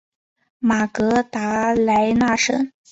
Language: Chinese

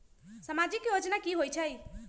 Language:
Magahi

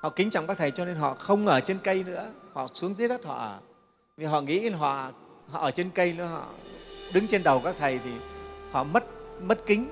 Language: Vietnamese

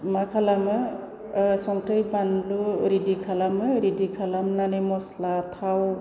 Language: Bodo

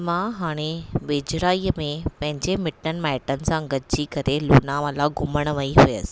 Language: Sindhi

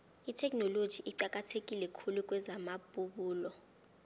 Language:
South Ndebele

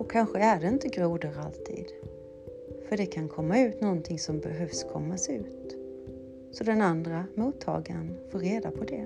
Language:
Swedish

